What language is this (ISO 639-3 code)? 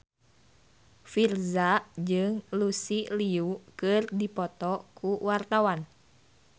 sun